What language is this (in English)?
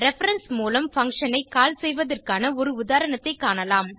Tamil